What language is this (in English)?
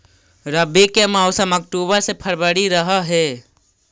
Magahi